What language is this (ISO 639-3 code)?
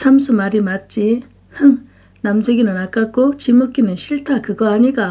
kor